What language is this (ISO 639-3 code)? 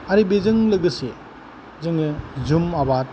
brx